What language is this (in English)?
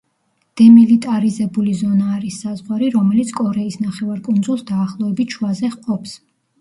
Georgian